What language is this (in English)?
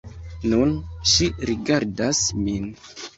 Esperanto